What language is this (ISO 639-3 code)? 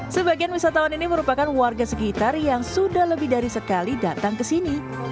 ind